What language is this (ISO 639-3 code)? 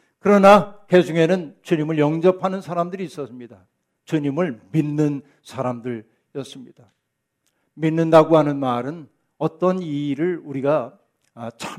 kor